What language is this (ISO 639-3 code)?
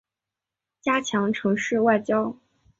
zho